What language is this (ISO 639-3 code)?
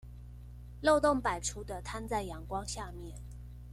zho